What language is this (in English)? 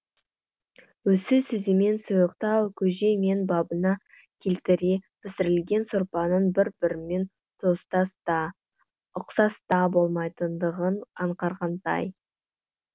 Kazakh